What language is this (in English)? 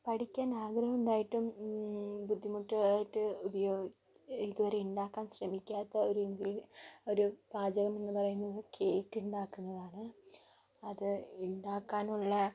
Malayalam